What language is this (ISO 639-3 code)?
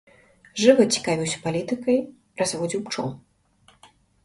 bel